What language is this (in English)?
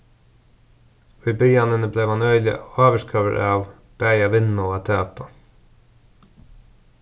Faroese